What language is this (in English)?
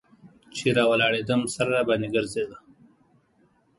Pashto